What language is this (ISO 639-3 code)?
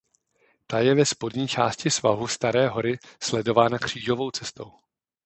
ces